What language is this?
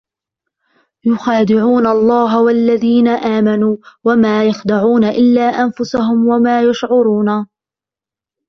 Arabic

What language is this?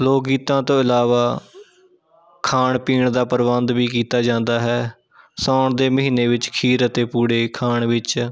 Punjabi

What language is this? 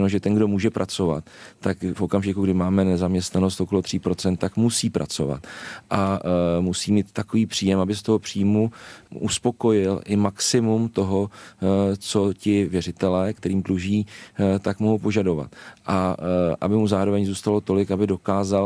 Czech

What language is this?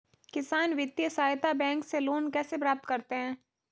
Hindi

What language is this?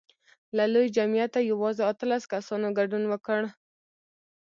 Pashto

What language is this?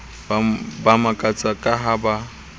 Southern Sotho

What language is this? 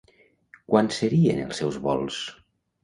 Catalan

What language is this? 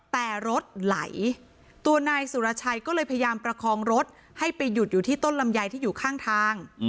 Thai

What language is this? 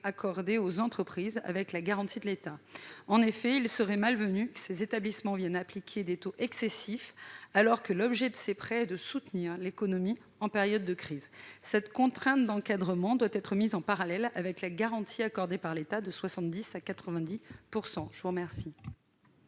French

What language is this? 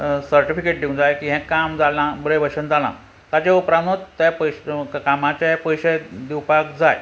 Konkani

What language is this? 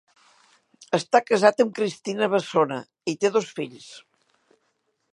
Catalan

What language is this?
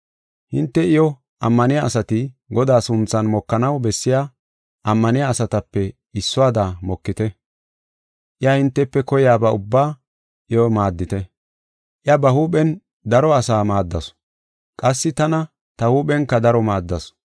Gofa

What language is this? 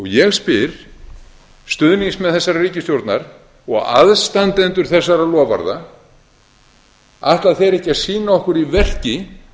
Icelandic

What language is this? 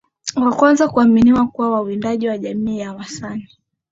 Swahili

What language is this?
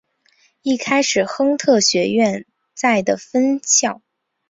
Chinese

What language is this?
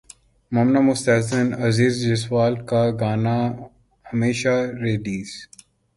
Urdu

